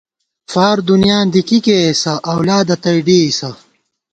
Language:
Gawar-Bati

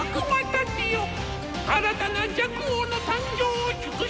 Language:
Japanese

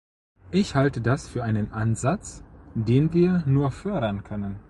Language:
German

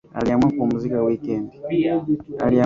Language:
Swahili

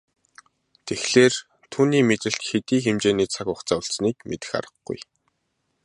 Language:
Mongolian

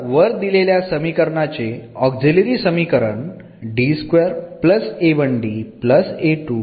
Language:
Marathi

